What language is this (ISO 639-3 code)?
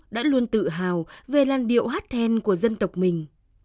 vie